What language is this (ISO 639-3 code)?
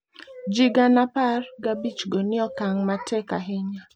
luo